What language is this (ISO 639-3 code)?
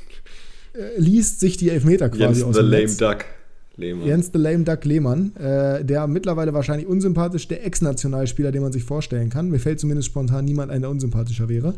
deu